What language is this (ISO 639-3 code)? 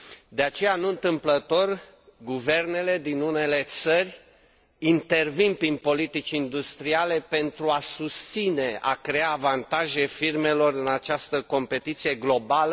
ron